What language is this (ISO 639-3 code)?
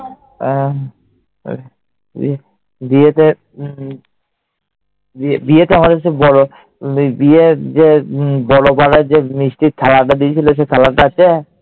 ben